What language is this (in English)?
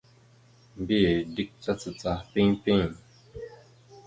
Mada (Cameroon)